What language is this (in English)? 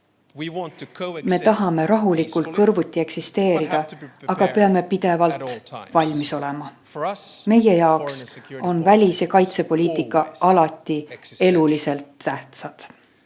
Estonian